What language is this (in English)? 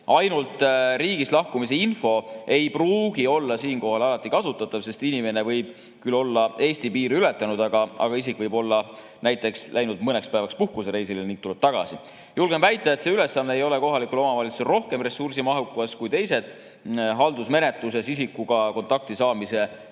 Estonian